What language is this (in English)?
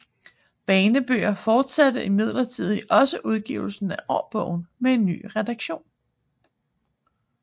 Danish